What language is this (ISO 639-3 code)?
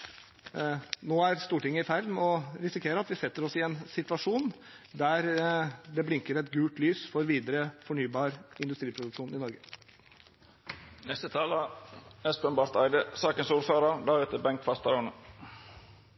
nob